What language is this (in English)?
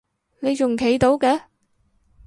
Cantonese